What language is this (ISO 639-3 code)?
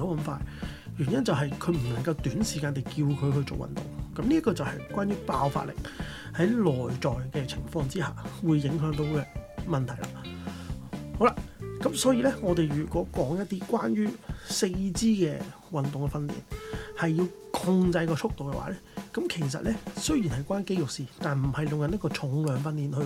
zho